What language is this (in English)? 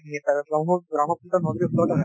Assamese